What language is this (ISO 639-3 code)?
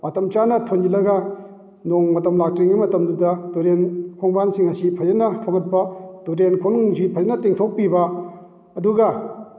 mni